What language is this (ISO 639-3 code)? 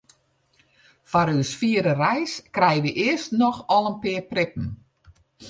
fry